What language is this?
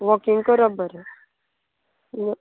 Konkani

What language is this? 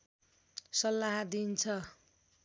Nepali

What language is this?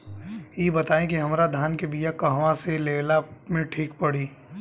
Bhojpuri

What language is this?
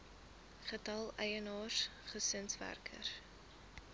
Afrikaans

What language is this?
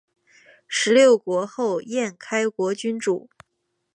Chinese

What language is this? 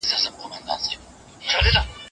Pashto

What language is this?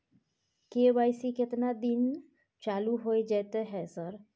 Maithili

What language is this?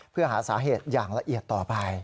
Thai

